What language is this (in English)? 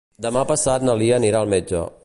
Catalan